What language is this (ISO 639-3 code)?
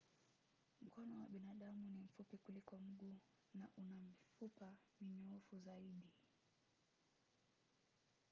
swa